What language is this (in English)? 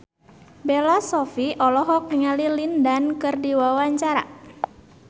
Sundanese